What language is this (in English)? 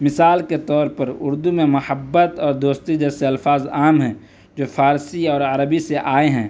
Urdu